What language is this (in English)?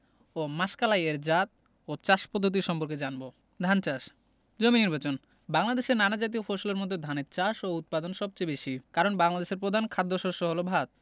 Bangla